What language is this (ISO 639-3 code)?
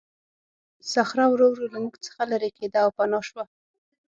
pus